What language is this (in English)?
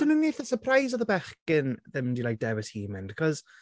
Welsh